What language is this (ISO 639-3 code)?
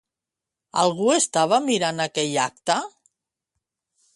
cat